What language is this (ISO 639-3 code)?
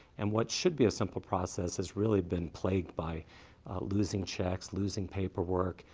eng